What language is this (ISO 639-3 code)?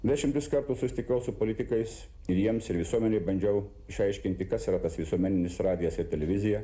lit